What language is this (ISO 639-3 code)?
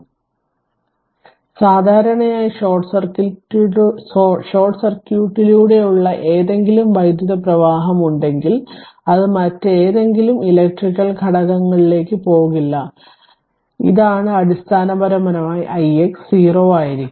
mal